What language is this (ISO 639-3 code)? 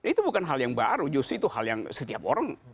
ind